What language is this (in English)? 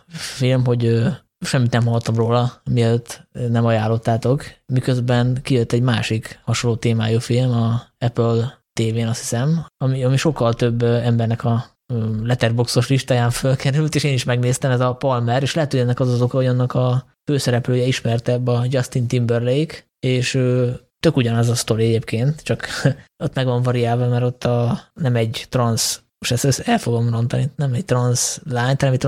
Hungarian